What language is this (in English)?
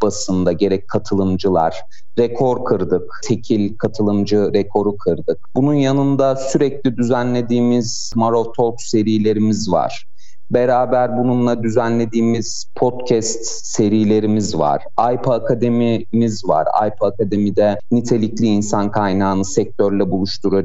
Turkish